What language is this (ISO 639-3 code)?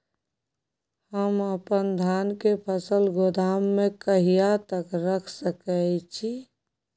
mai